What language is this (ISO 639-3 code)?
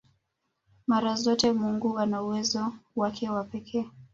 swa